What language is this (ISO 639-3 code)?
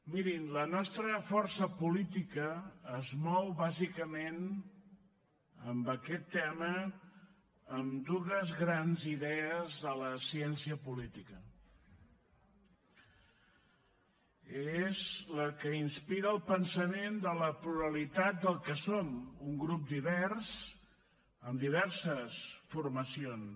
cat